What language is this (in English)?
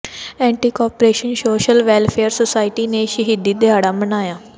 Punjabi